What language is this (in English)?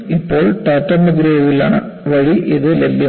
Malayalam